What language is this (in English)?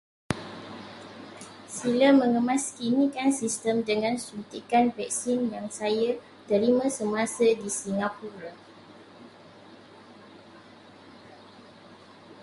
Malay